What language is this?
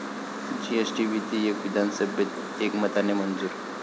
Marathi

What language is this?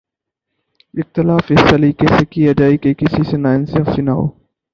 Urdu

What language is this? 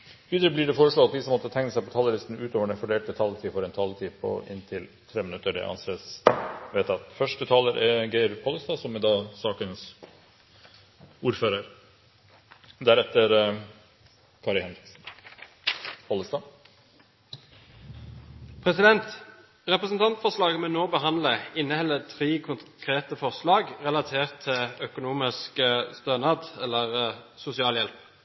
Norwegian Bokmål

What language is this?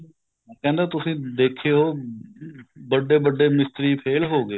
Punjabi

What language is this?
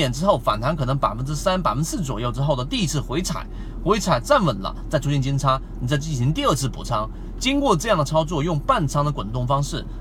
Chinese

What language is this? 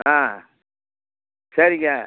Tamil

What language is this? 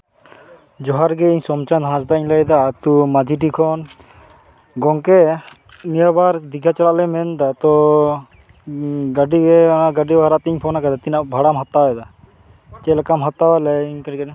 Santali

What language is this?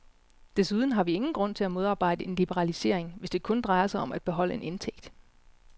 Danish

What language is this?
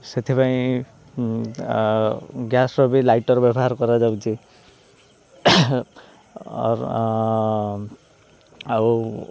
Odia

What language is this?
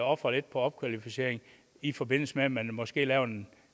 Danish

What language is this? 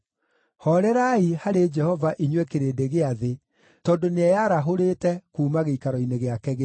Kikuyu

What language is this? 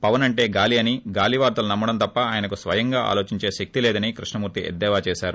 Telugu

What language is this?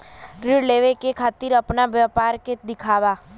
Bhojpuri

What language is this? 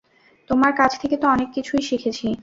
Bangla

